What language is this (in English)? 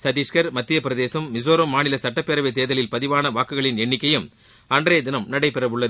Tamil